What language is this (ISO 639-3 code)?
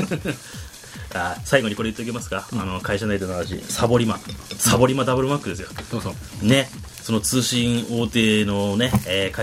jpn